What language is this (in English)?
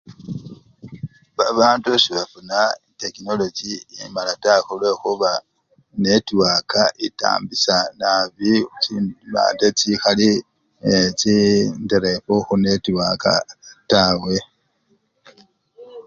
Luyia